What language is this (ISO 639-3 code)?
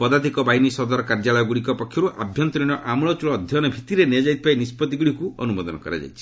ori